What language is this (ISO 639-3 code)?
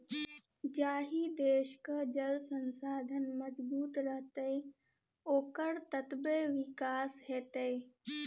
mai